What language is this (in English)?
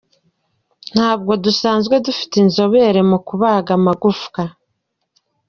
Kinyarwanda